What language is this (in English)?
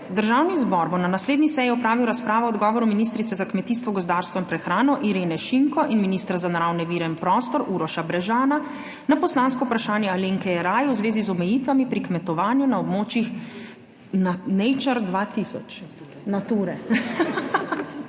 Slovenian